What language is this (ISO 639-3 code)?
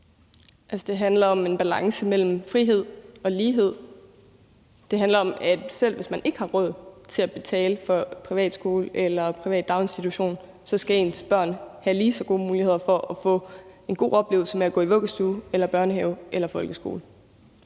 dan